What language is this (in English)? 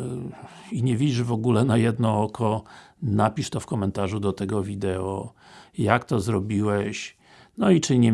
Polish